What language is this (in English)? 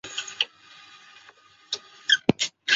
Chinese